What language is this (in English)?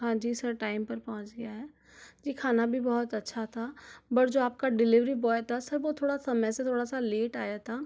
Hindi